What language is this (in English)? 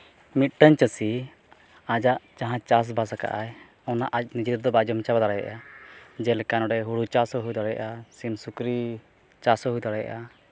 Santali